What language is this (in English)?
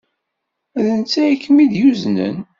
Kabyle